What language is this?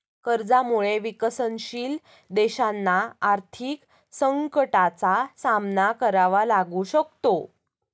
Marathi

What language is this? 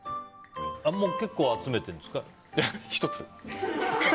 Japanese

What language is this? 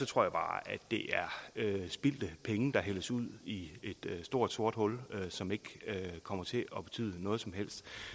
Danish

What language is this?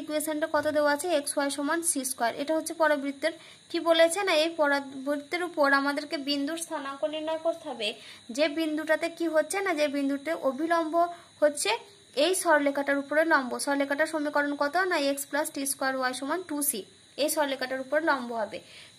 Romanian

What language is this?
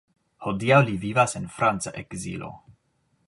Esperanto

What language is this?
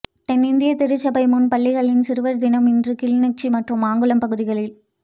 Tamil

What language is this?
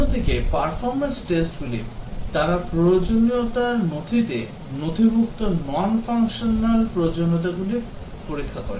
Bangla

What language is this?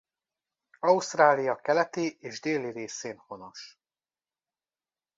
Hungarian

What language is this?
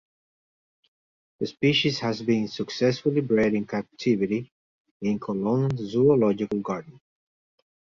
English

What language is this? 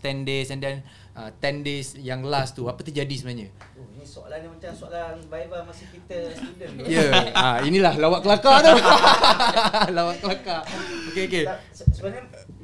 Malay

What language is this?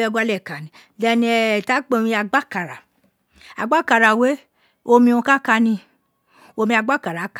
Isekiri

